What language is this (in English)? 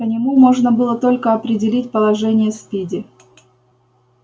Russian